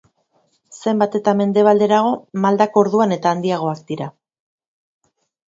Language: Basque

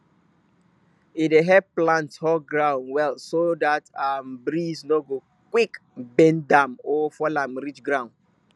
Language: Nigerian Pidgin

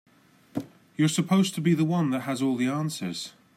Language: English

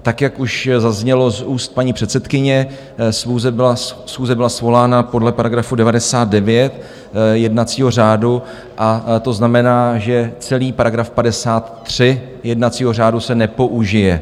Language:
Czech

